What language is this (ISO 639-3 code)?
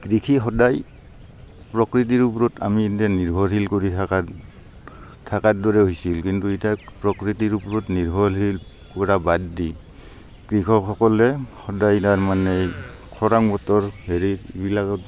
asm